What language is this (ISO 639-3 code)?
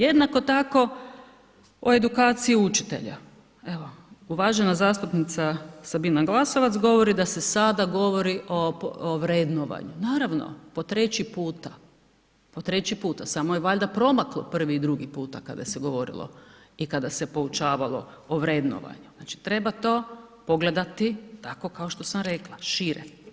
hrv